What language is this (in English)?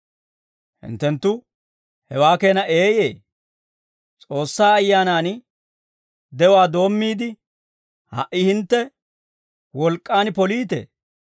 Dawro